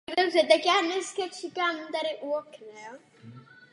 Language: Czech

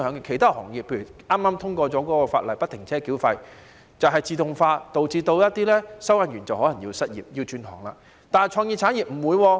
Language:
Cantonese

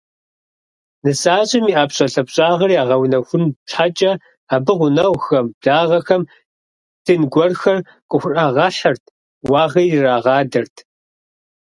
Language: Kabardian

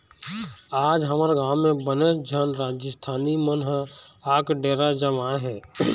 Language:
Chhattisgarhi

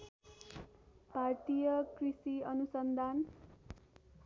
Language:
Nepali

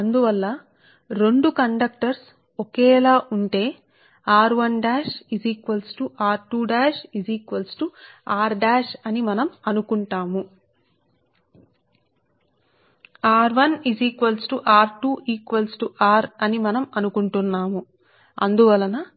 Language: Telugu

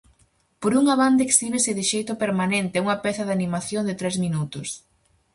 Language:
Galician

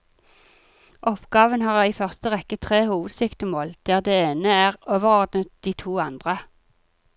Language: Norwegian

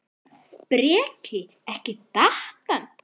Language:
Icelandic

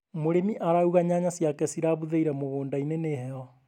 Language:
Kikuyu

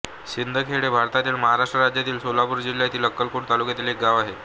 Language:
Marathi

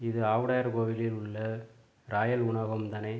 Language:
Tamil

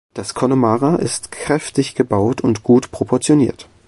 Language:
German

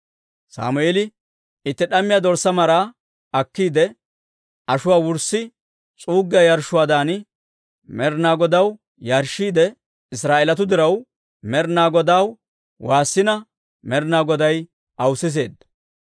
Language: Dawro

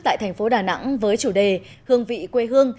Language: Vietnamese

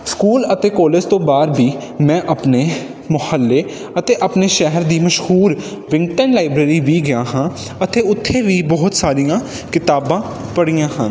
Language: Punjabi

